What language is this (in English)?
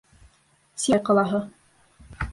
Bashkir